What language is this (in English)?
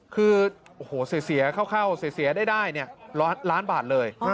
Thai